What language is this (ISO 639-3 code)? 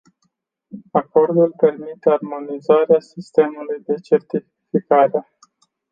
ron